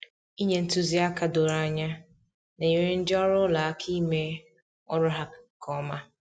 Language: Igbo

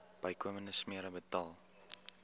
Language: Afrikaans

